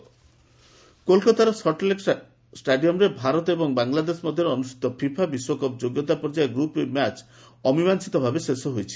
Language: Odia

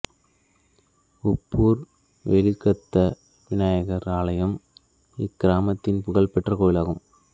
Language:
Tamil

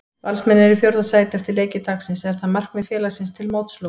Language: Icelandic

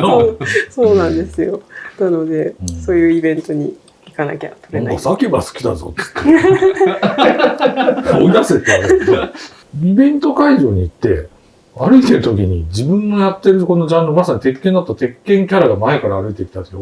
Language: Japanese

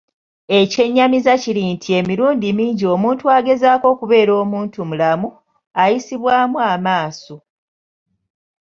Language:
Ganda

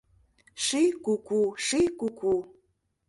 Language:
Mari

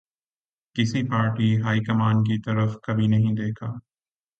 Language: Urdu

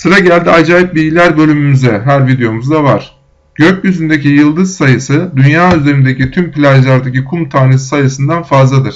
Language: Turkish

